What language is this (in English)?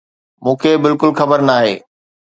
Sindhi